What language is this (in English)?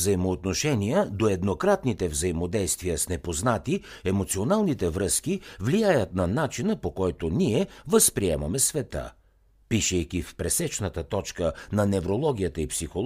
Bulgarian